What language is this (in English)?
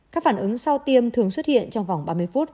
Vietnamese